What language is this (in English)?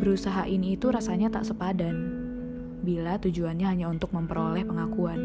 Indonesian